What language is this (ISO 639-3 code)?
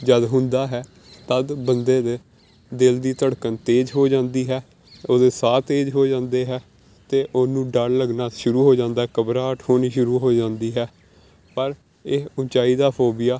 pan